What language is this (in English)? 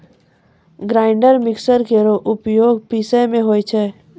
Maithili